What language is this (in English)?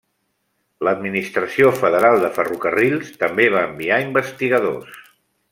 Catalan